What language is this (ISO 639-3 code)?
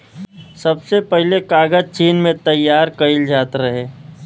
bho